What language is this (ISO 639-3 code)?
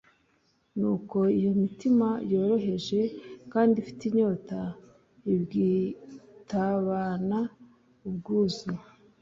kin